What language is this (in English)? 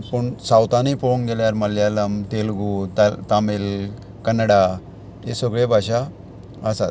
Konkani